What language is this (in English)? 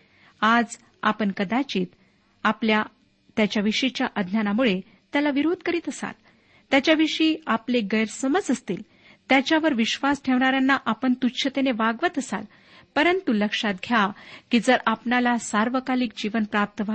Marathi